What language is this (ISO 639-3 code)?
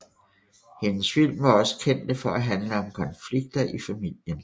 dan